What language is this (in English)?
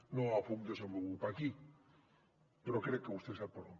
Catalan